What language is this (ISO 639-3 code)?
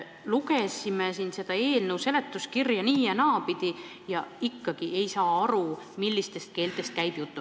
est